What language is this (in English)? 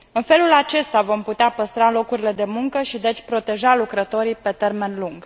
Romanian